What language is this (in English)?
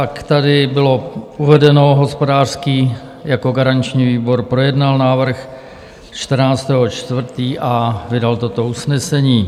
Czech